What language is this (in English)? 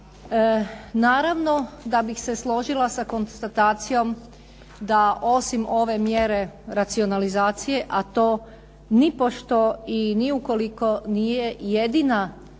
Croatian